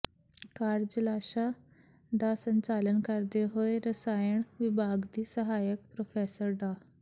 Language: Punjabi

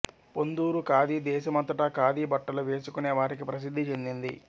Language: Telugu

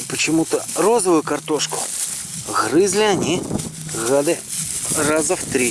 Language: Russian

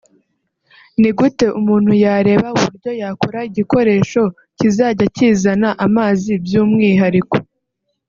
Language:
Kinyarwanda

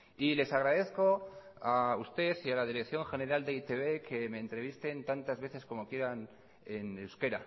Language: Spanish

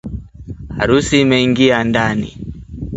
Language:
Swahili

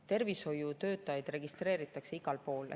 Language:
Estonian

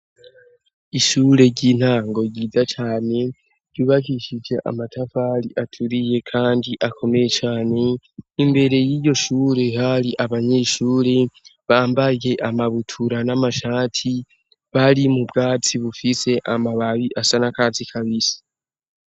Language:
Rundi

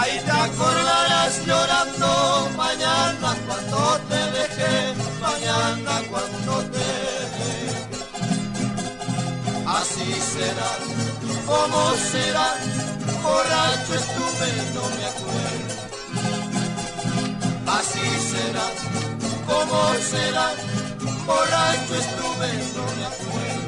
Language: Spanish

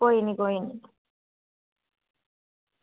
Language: Dogri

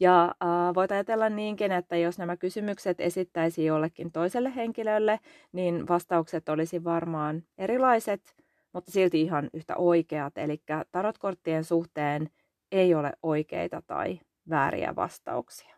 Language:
Finnish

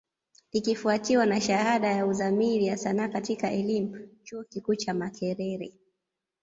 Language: Swahili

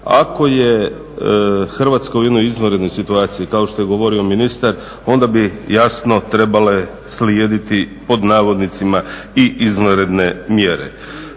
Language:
Croatian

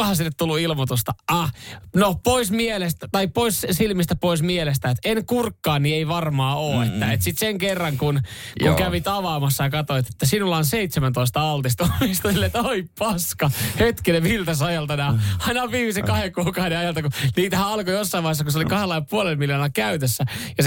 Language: Finnish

